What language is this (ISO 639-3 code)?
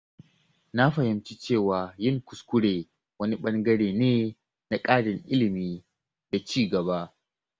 hau